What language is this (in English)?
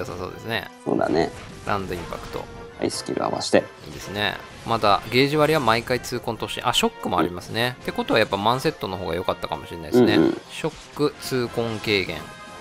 Japanese